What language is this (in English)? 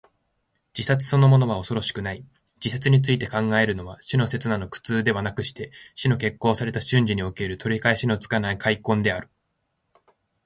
Japanese